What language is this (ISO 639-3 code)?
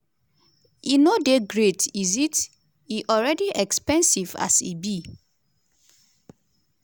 pcm